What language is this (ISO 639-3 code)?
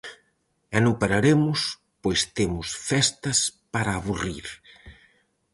glg